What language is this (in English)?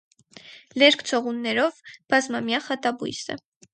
Armenian